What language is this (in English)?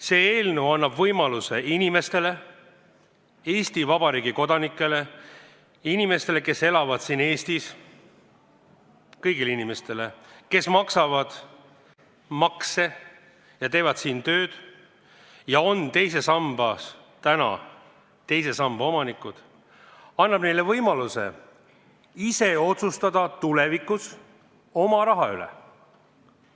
Estonian